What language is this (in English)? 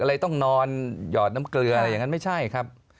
Thai